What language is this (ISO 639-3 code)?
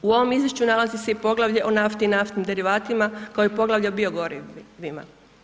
hrv